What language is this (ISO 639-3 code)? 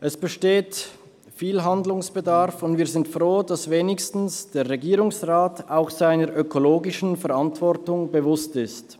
gsw